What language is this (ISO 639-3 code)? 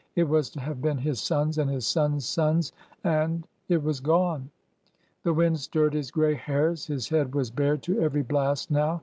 eng